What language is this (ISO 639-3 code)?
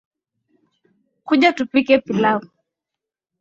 swa